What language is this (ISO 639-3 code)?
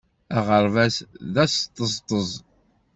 kab